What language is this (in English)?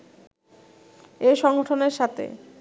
Bangla